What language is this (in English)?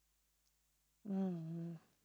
Tamil